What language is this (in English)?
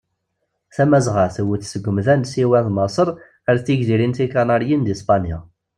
Kabyle